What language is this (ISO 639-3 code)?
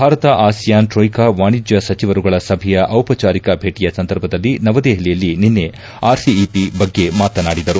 kan